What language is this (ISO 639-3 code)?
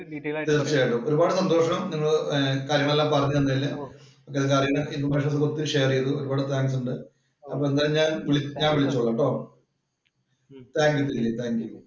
mal